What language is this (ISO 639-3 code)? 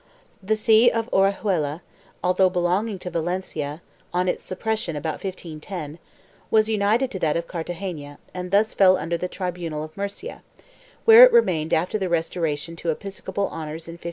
eng